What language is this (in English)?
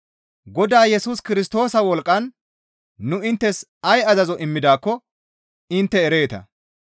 Gamo